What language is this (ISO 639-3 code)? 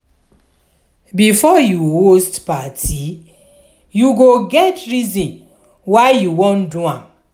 pcm